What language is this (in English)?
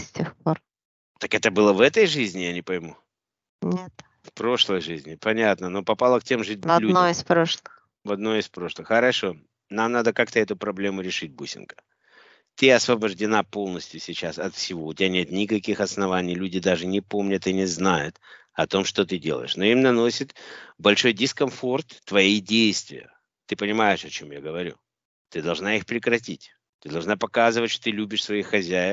Russian